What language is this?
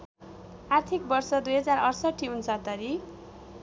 Nepali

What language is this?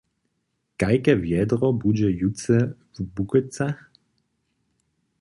Upper Sorbian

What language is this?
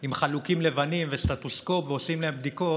Hebrew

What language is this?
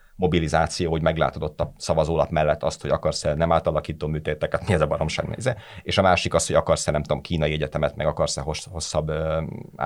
Hungarian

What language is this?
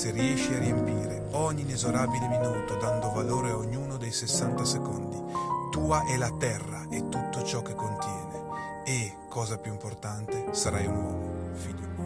Italian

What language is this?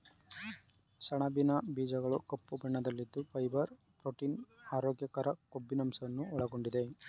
Kannada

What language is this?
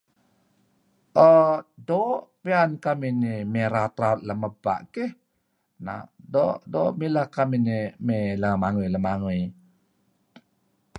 Kelabit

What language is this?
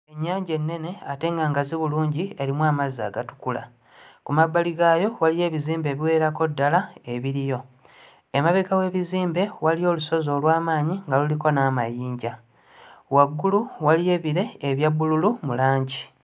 Ganda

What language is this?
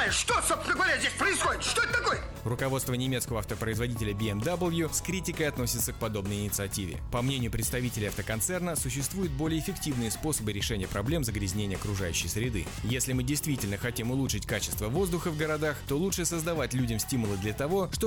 Russian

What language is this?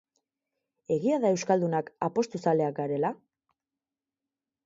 Basque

